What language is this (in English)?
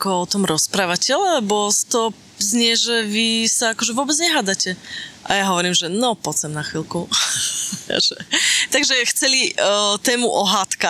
Slovak